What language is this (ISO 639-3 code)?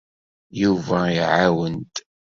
kab